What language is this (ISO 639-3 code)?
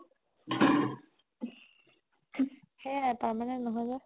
asm